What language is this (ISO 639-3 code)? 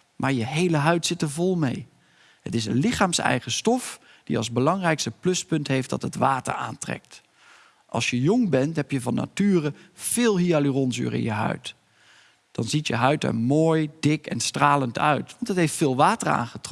nld